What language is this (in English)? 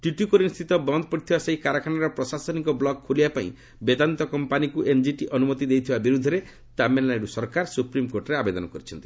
Odia